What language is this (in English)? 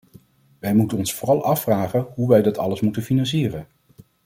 Dutch